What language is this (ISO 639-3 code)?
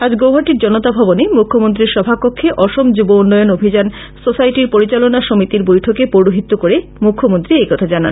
ben